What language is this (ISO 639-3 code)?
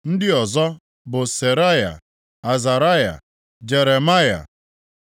ibo